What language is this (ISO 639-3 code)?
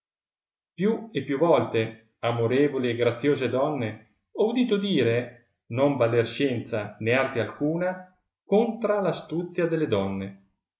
ita